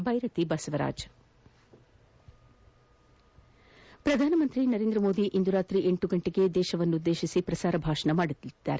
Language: Kannada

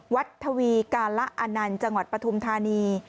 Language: Thai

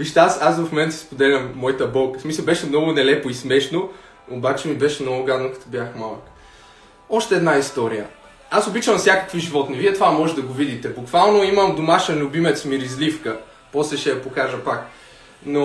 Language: Bulgarian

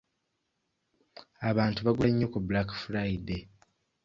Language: Ganda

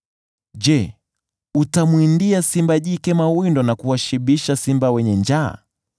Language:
Swahili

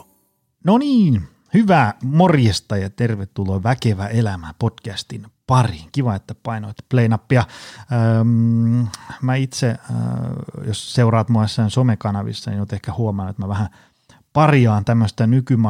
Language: Finnish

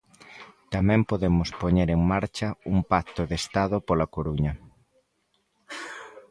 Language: Galician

